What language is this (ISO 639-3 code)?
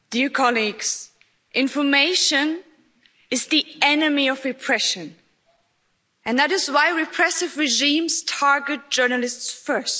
eng